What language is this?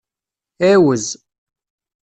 Kabyle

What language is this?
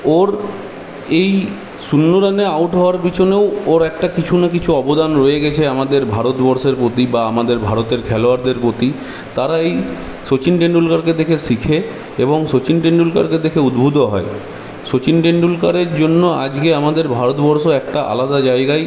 Bangla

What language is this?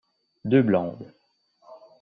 French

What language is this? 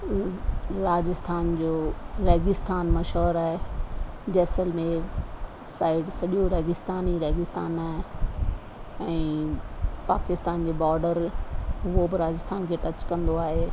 Sindhi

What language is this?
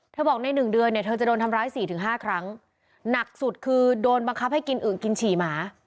Thai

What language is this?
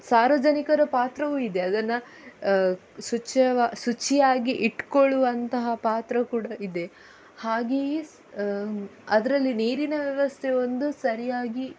Kannada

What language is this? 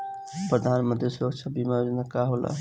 Bhojpuri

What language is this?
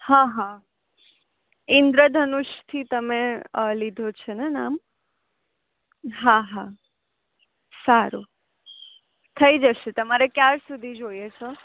Gujarati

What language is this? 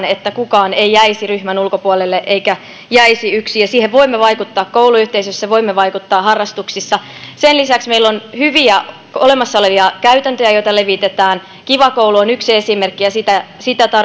Finnish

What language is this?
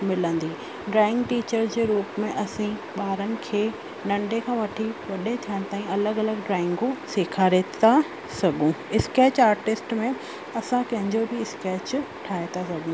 Sindhi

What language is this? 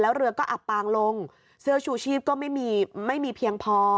Thai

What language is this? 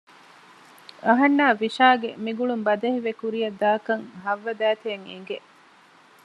Divehi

